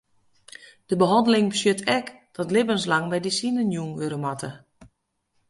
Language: Western Frisian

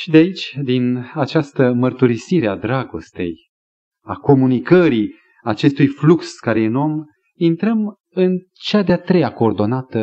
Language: Romanian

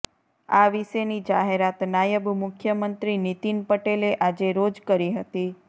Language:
Gujarati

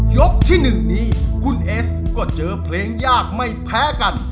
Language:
Thai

